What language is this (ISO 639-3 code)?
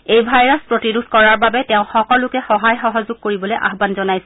asm